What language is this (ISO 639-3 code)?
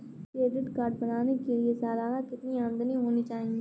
hin